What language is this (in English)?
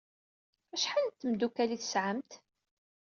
Kabyle